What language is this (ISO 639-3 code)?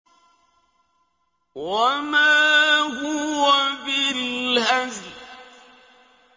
ara